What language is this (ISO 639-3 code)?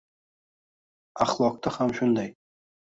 uzb